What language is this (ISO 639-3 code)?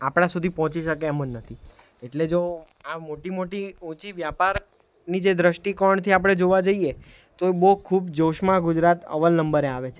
guj